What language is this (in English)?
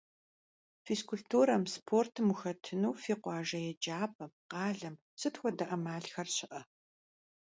Kabardian